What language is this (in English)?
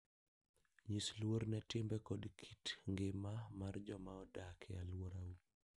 Luo (Kenya and Tanzania)